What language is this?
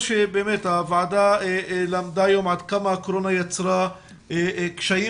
Hebrew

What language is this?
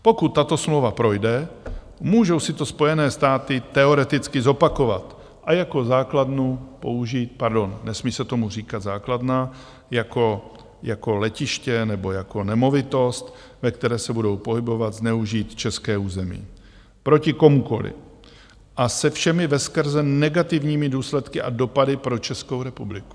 Czech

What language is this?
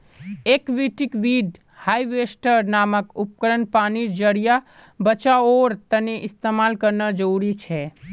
Magahi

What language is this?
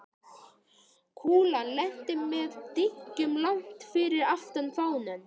Icelandic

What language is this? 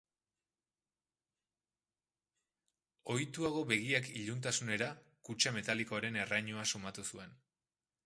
Basque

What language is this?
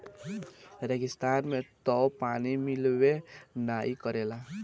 Bhojpuri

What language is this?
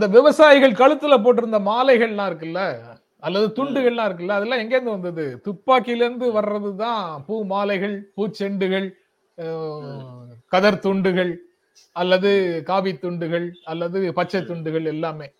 Tamil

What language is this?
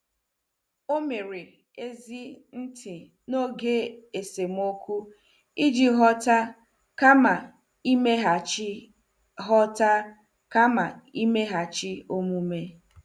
Igbo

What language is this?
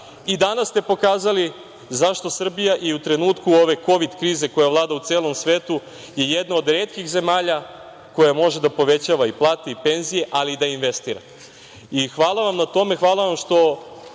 Serbian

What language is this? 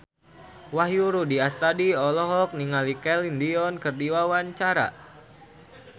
Sundanese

